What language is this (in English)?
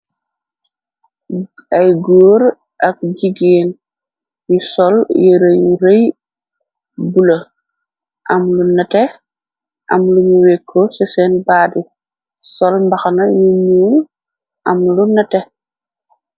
Wolof